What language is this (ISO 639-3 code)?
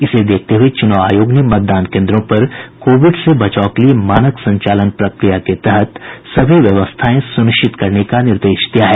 hin